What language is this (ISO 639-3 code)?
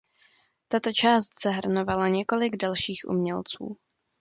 ces